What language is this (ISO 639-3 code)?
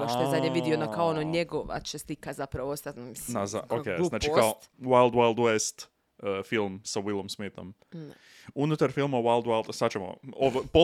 hrv